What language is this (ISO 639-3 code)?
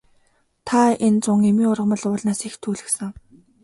mon